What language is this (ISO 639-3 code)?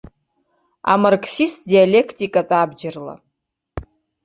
abk